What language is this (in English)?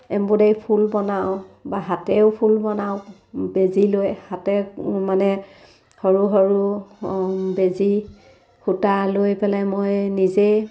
Assamese